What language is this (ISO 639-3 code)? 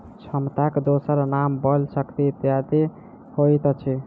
mai